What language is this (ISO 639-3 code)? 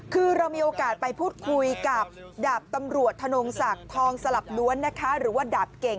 tha